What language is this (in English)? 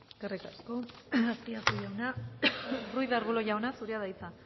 Basque